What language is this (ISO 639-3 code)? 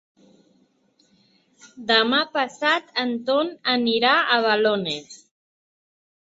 cat